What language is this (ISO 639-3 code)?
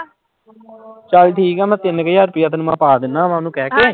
pan